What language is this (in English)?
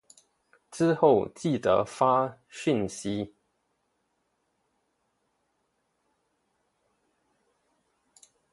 Chinese